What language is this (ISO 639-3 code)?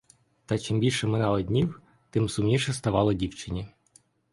ukr